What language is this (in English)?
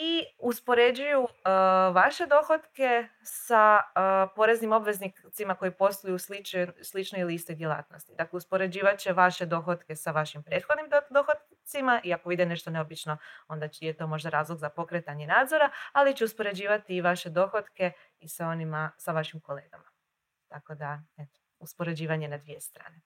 Croatian